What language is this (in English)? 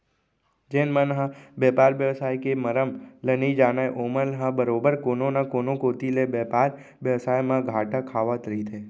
Chhattisgarhi